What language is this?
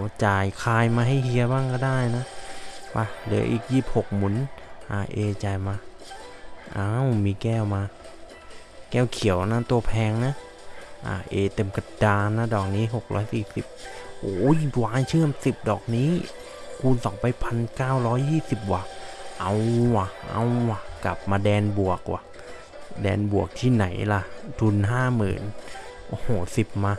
Thai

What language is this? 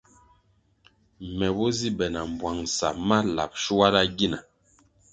Kwasio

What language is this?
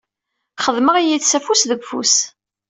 Kabyle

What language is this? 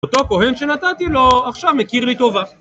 Hebrew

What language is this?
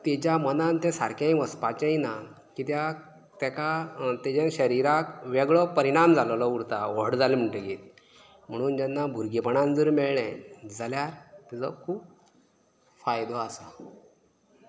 Konkani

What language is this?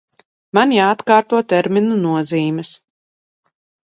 Latvian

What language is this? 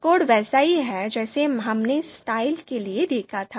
Hindi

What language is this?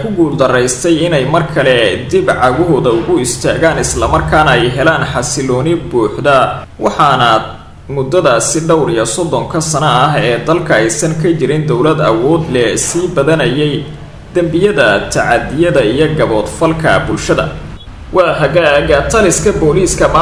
Arabic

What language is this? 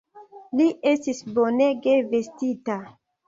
Esperanto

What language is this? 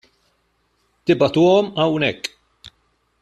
Maltese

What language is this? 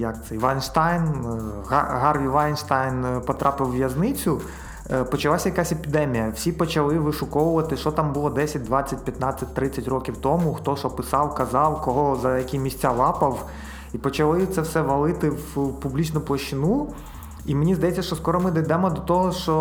Ukrainian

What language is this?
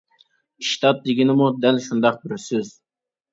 Uyghur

